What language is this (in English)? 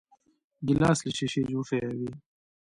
Pashto